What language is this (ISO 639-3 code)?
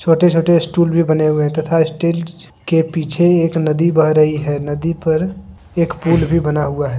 hin